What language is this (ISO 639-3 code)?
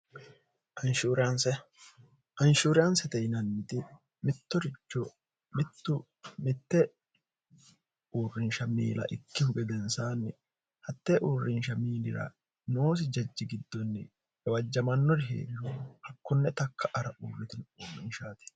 sid